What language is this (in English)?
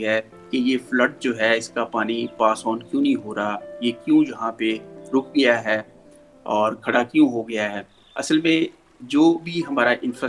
Urdu